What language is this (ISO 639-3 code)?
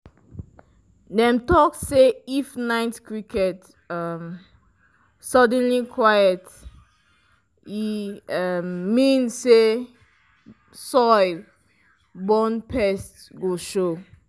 pcm